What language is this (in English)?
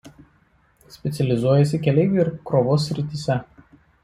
Lithuanian